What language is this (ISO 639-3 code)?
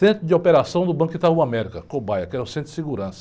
por